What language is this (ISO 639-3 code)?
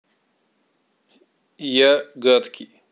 rus